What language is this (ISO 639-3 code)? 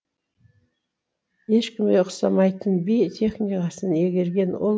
kaz